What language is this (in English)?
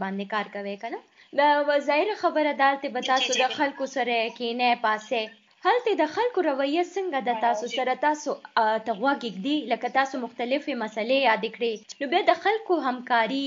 Urdu